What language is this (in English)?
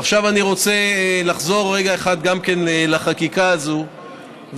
Hebrew